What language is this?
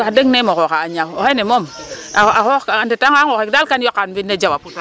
Serer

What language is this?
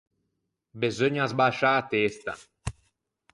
Ligurian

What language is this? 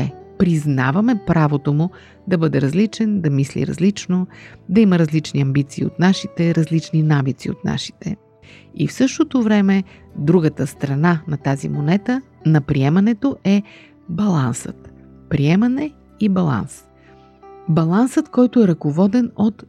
Bulgarian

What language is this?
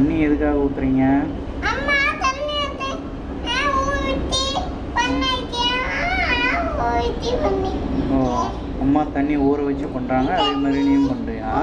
Tamil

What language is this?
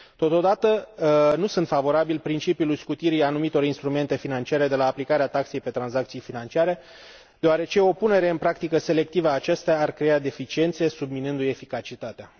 Romanian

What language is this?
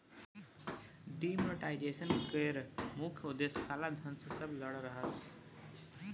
Maithili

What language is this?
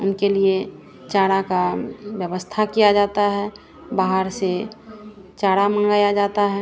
Hindi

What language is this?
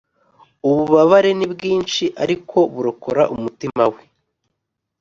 Kinyarwanda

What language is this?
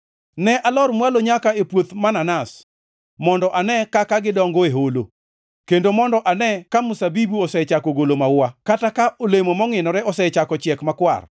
Luo (Kenya and Tanzania)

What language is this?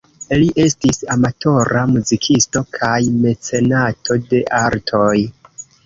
Esperanto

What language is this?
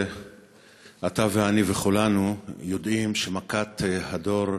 Hebrew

